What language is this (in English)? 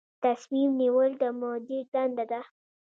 Pashto